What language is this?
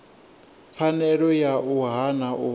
Venda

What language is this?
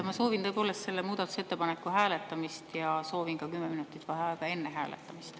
Estonian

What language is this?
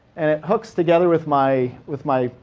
English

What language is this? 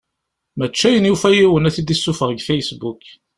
Kabyle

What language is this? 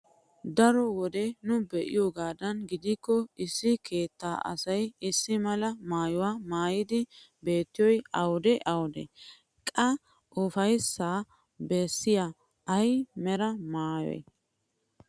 Wolaytta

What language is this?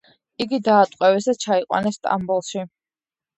Georgian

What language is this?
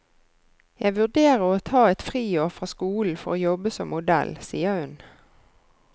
Norwegian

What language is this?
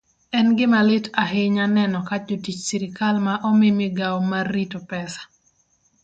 Luo (Kenya and Tanzania)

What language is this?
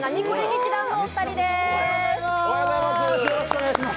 Japanese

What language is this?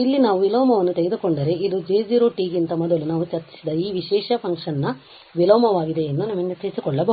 Kannada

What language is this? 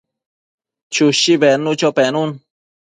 Matsés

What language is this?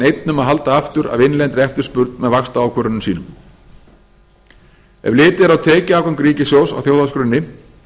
Icelandic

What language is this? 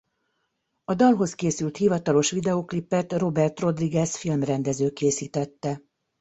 Hungarian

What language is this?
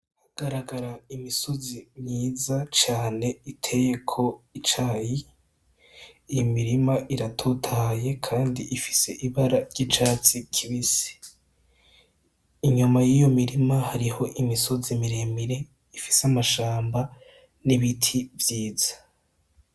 Rundi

